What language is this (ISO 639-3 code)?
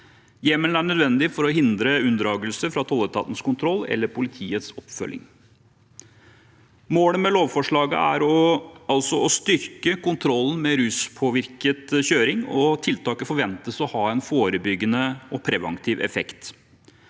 nor